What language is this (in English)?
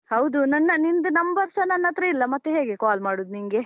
Kannada